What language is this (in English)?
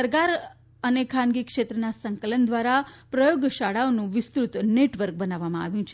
Gujarati